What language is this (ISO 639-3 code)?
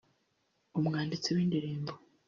kin